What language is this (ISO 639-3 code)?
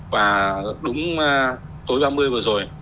vie